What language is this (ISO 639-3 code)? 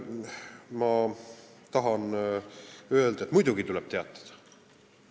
est